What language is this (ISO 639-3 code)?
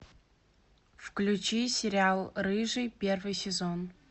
rus